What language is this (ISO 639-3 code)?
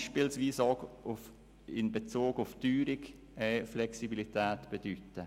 gsw